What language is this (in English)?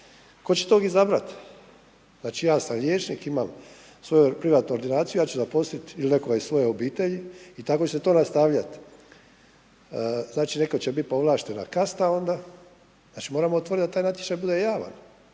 Croatian